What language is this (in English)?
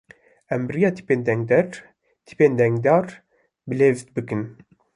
Kurdish